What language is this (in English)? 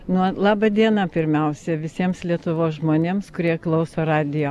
Lithuanian